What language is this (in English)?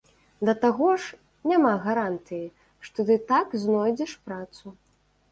Belarusian